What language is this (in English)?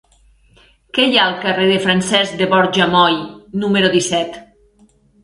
Catalan